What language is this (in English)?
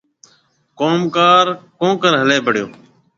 Marwari (Pakistan)